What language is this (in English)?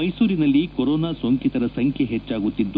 Kannada